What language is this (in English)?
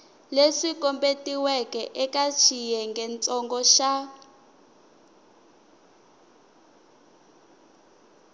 Tsonga